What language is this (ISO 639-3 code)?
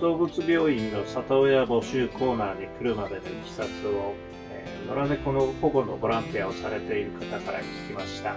jpn